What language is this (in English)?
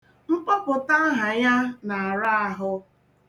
Igbo